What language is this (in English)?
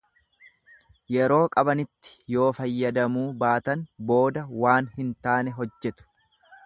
Oromo